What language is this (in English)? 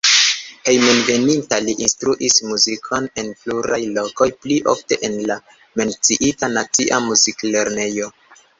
Esperanto